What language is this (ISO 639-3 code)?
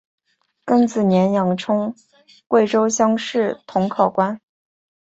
zho